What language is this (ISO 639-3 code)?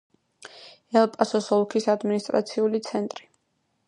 kat